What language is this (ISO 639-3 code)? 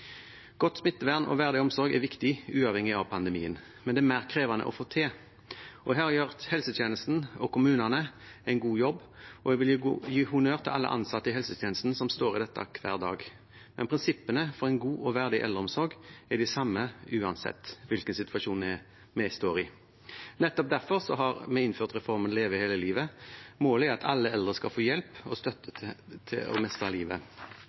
nob